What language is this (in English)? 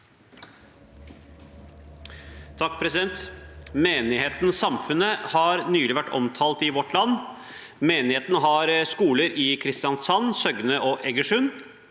Norwegian